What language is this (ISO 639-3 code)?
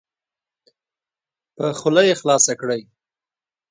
pus